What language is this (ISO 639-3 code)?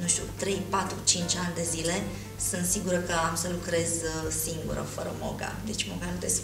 ron